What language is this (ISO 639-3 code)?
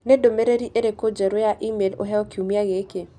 kik